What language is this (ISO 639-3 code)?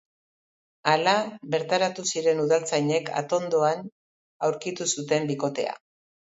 eus